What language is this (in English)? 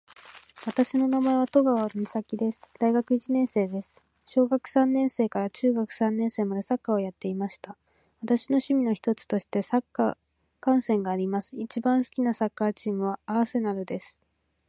Japanese